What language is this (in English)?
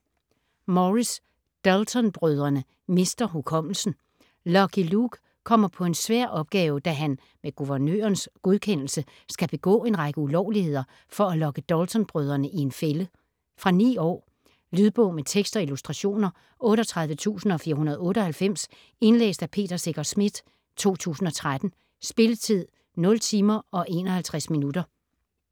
Danish